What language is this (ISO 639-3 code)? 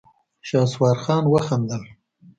pus